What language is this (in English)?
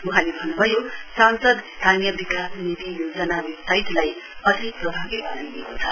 Nepali